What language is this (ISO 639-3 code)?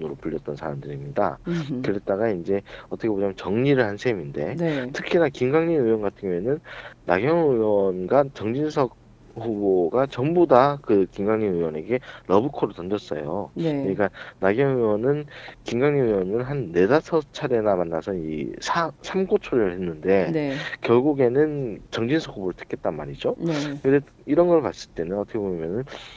kor